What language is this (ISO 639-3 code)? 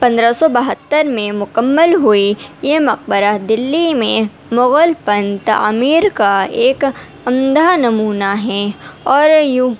urd